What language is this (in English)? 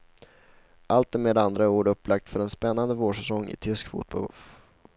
Swedish